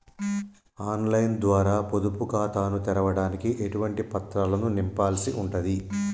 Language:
Telugu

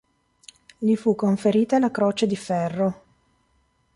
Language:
Italian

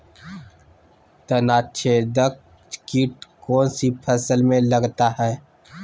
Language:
Magahi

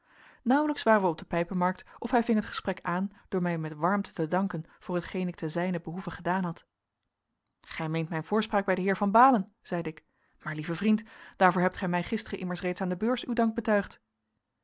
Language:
Dutch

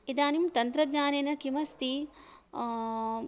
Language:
Sanskrit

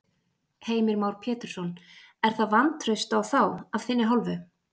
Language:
Icelandic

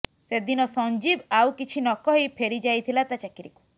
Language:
Odia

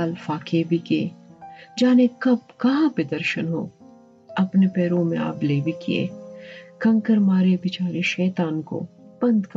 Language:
Urdu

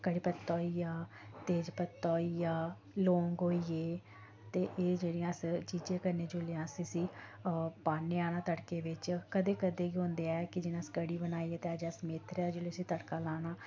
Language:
Dogri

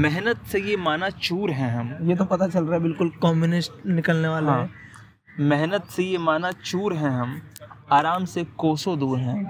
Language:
Hindi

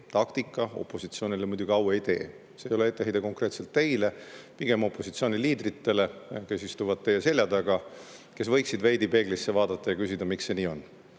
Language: Estonian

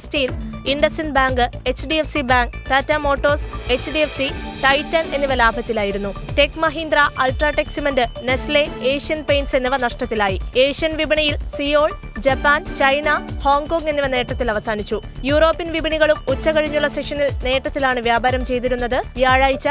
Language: Malayalam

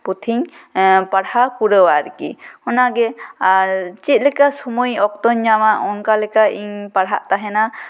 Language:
Santali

